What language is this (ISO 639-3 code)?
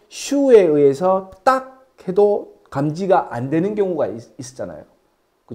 kor